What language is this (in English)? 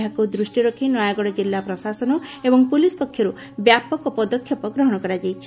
Odia